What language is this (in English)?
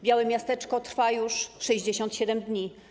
Polish